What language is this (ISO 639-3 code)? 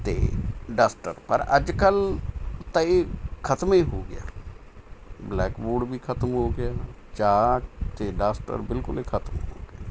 pan